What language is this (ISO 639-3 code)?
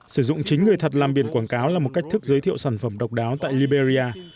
vie